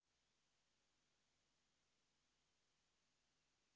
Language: Russian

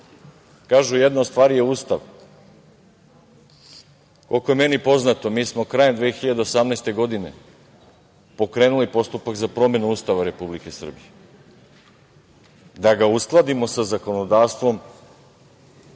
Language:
Serbian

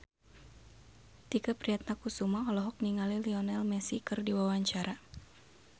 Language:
Sundanese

